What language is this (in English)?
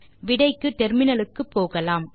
Tamil